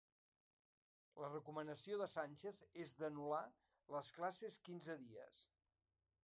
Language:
Catalan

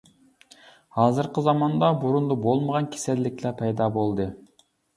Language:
Uyghur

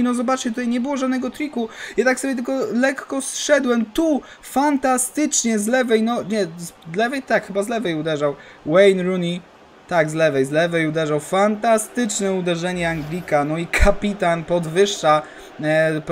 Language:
Polish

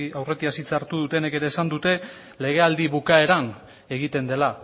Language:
Basque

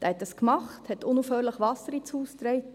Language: Swiss German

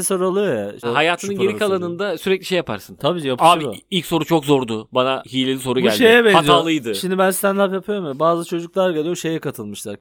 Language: Turkish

